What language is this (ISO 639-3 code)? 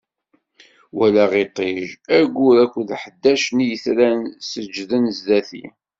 kab